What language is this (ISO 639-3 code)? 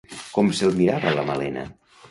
cat